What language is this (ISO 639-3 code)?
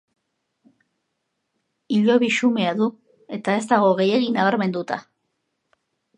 eus